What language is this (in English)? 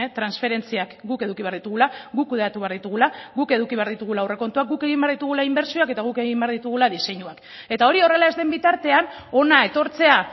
Basque